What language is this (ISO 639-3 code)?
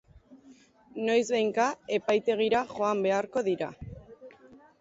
eus